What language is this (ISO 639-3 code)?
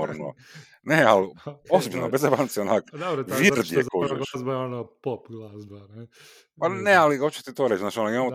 hrv